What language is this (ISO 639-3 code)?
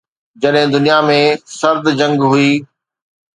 snd